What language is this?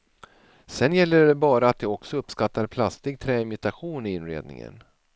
Swedish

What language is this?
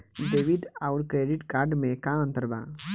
Bhojpuri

